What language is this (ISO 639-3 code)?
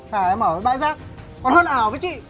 vie